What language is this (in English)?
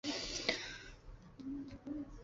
Chinese